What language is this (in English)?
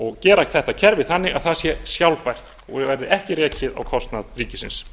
Icelandic